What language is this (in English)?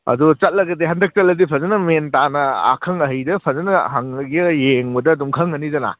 Manipuri